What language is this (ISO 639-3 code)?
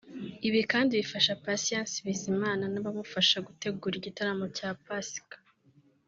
kin